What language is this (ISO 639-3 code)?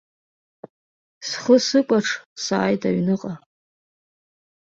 abk